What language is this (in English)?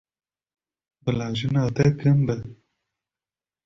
Kurdish